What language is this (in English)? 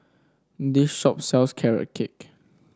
English